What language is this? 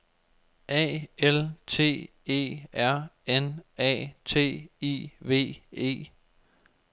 Danish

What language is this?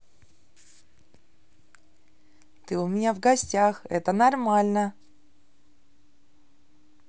Russian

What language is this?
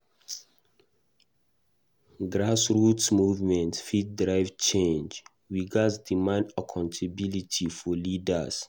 Nigerian Pidgin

